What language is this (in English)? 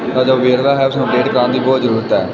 Punjabi